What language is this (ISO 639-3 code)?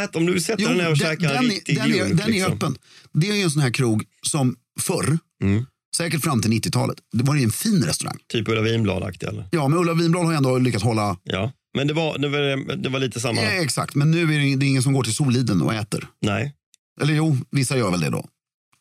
swe